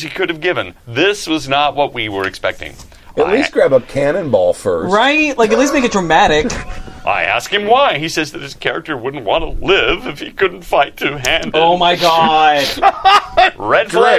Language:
English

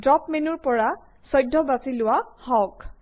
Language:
Assamese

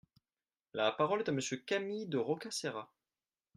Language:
French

